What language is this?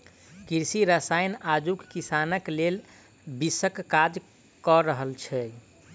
Maithili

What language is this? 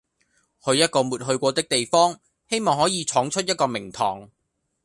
Cantonese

